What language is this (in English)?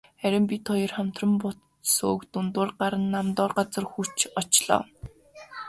Mongolian